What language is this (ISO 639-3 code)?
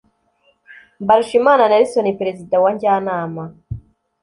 kin